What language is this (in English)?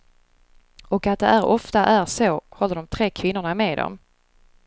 Swedish